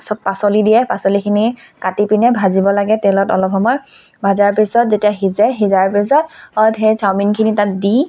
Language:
Assamese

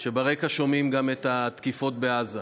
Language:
Hebrew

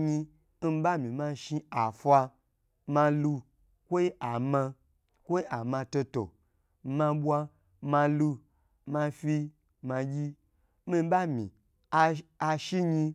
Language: Gbagyi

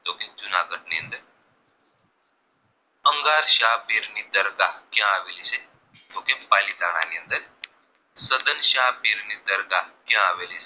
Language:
Gujarati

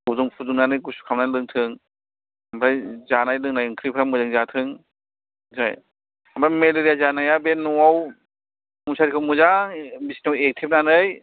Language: Bodo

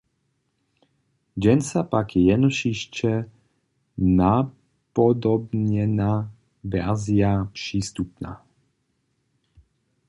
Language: Upper Sorbian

